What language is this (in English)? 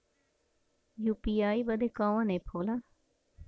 Bhojpuri